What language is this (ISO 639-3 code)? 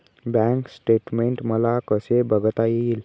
mar